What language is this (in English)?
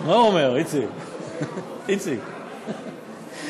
Hebrew